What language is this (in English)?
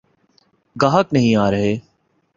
Urdu